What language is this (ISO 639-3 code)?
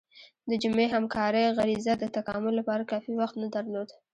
pus